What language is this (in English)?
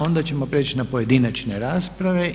Croatian